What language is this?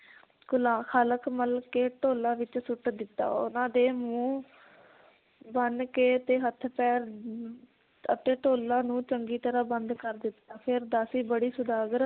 Punjabi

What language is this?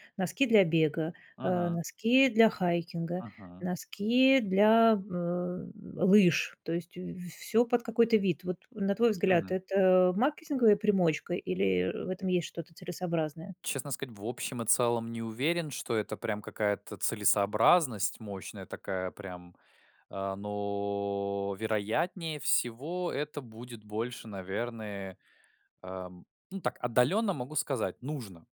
Russian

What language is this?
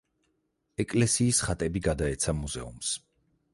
Georgian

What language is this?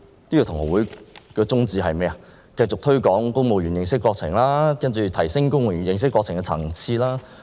Cantonese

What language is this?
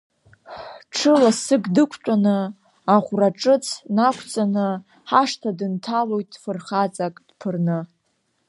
Abkhazian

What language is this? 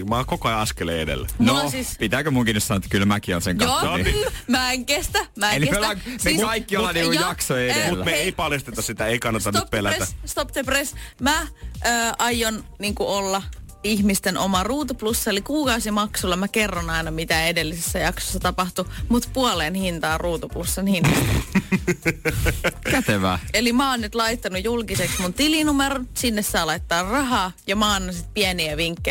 Finnish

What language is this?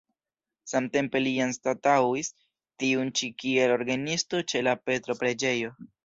Esperanto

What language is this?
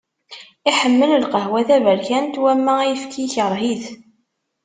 Kabyle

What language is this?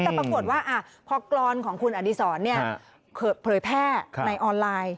Thai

